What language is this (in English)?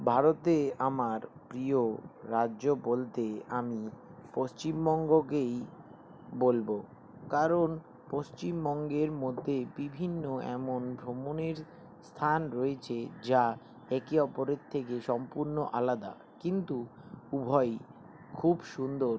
Bangla